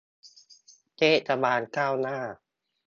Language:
Thai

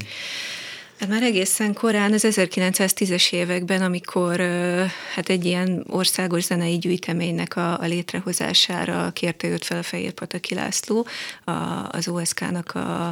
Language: Hungarian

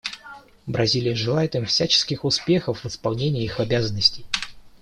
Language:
Russian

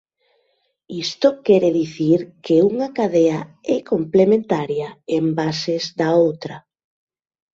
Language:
Galician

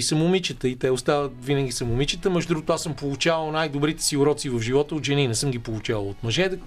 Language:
Bulgarian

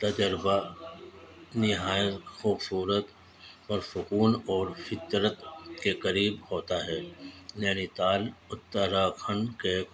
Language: Urdu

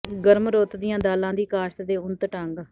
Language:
Punjabi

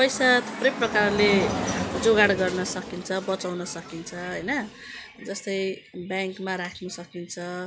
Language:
Nepali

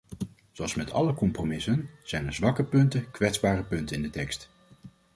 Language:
Dutch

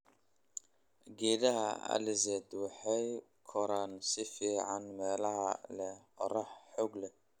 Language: Somali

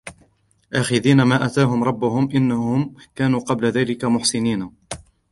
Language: Arabic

